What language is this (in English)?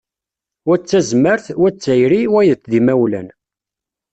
Kabyle